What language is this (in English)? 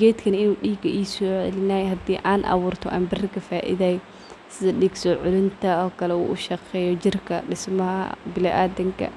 Somali